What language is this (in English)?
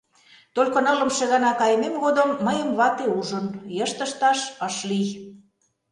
Mari